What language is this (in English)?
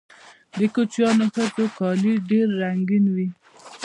Pashto